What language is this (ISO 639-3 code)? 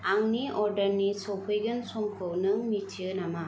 brx